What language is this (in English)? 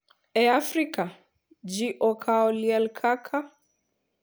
Luo (Kenya and Tanzania)